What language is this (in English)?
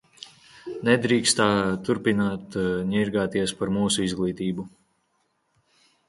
Latvian